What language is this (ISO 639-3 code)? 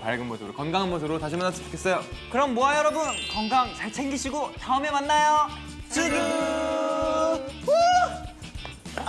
kor